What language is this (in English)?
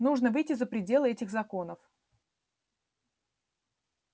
Russian